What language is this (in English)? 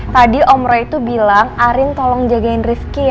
Indonesian